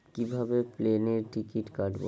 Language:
Bangla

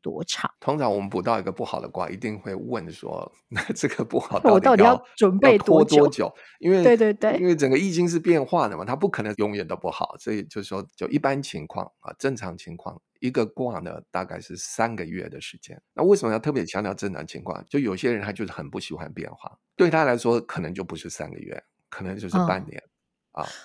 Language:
Chinese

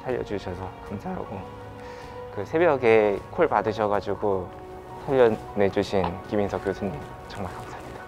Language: Korean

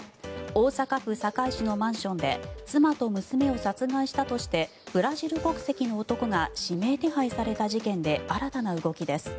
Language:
Japanese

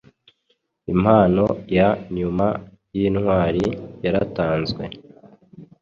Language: Kinyarwanda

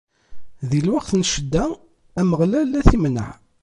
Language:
Kabyle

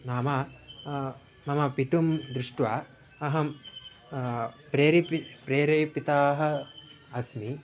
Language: Sanskrit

